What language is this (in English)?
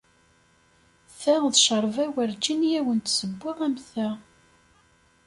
Kabyle